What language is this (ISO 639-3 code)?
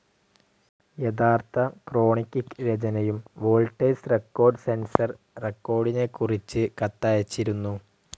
mal